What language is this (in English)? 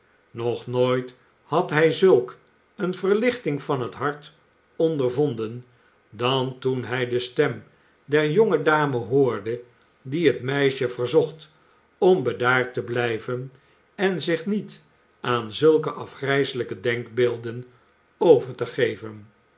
Dutch